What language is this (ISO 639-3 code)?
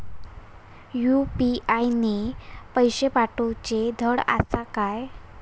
mar